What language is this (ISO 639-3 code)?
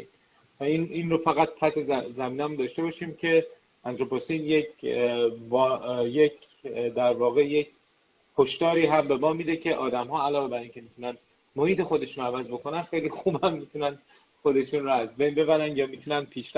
fas